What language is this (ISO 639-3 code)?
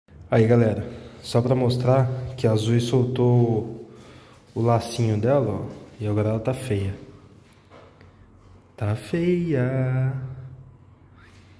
por